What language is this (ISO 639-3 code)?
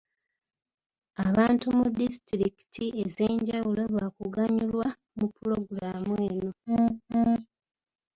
lug